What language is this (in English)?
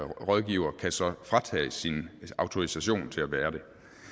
Danish